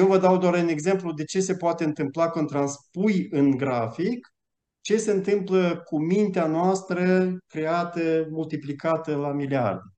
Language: Romanian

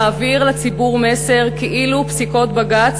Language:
Hebrew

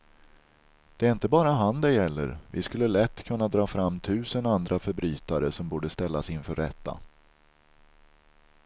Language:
Swedish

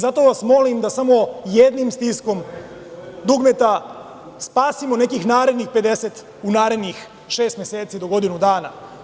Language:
Serbian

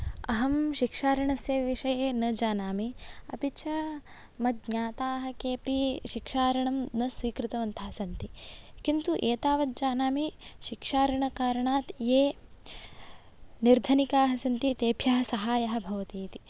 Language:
Sanskrit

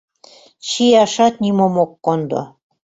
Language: Mari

